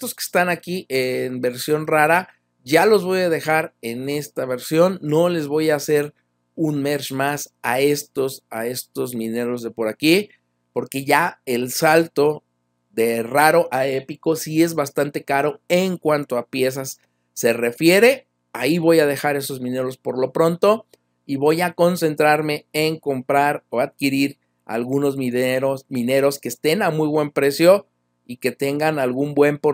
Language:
Spanish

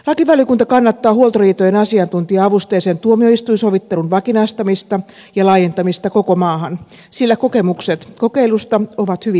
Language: Finnish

